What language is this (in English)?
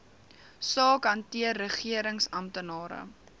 Afrikaans